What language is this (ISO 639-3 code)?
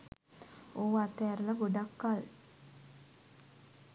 sin